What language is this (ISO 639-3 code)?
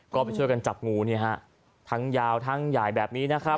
tha